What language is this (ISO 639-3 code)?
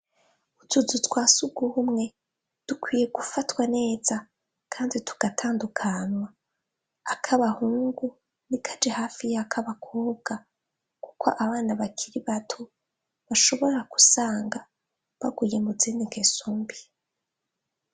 run